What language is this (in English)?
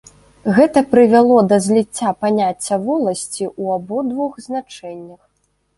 Belarusian